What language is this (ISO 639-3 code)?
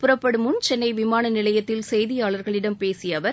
tam